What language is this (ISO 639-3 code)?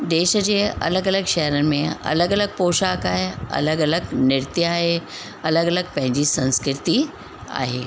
snd